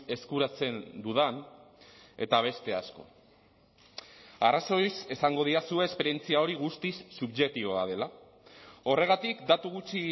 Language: Basque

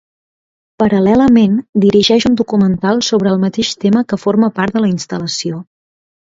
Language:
Catalan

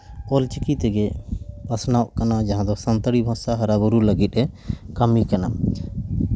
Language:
Santali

